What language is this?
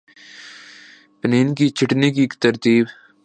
Urdu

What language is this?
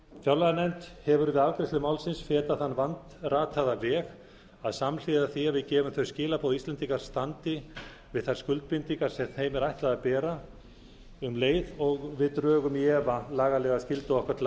Icelandic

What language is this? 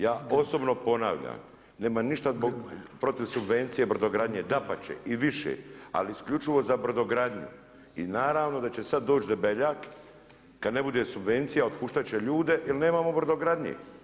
Croatian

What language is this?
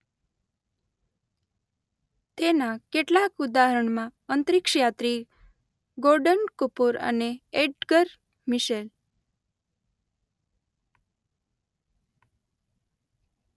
Gujarati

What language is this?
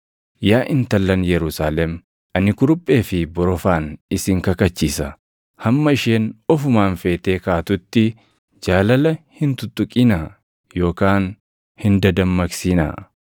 Oromo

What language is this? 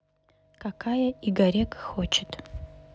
Russian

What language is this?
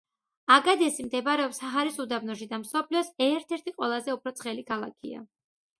Georgian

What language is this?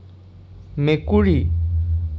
Assamese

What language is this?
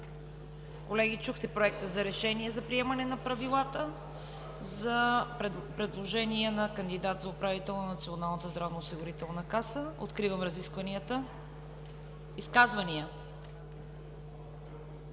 Bulgarian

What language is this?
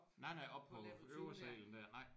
Danish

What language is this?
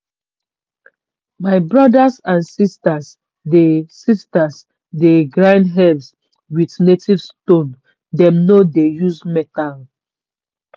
Nigerian Pidgin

